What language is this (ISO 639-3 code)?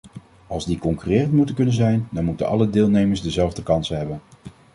nld